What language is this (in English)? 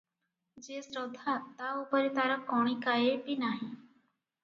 Odia